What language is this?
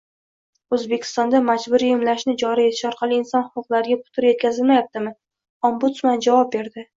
Uzbek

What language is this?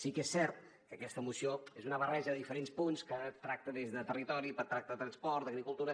Catalan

